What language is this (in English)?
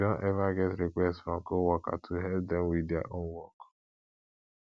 Nigerian Pidgin